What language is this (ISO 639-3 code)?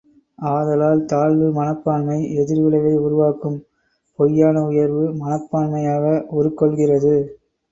tam